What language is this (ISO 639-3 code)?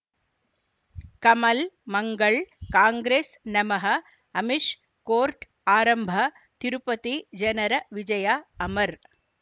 kan